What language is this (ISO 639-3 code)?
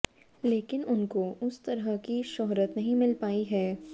hin